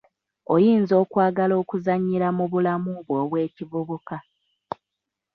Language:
Ganda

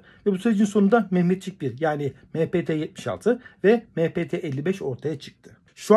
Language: Turkish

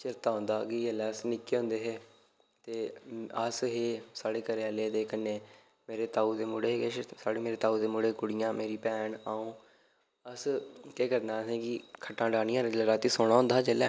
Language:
Dogri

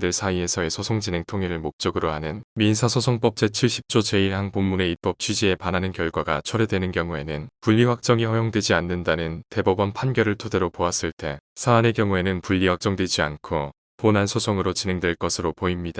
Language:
Korean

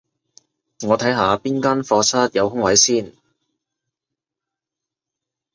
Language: Cantonese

